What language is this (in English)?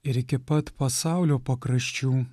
Lithuanian